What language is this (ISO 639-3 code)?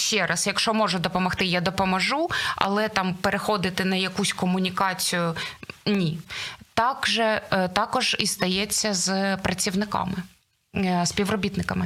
ukr